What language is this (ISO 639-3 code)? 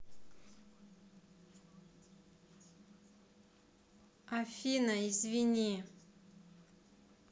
rus